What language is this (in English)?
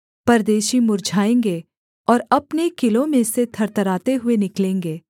Hindi